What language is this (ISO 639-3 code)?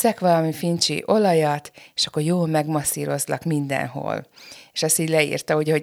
hun